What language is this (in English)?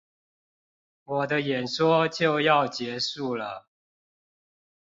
Chinese